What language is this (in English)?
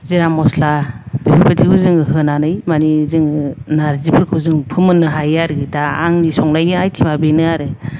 Bodo